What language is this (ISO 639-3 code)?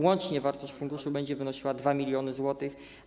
pol